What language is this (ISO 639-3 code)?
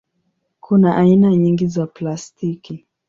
swa